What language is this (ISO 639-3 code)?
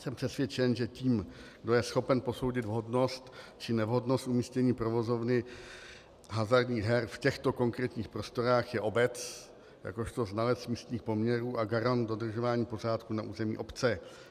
ces